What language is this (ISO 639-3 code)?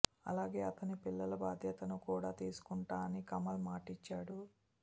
tel